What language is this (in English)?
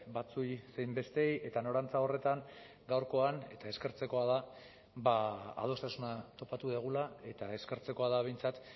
Basque